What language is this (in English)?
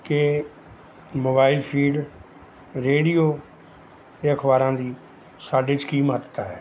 Punjabi